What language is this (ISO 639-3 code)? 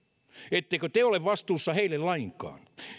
fin